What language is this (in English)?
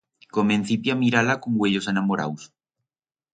Aragonese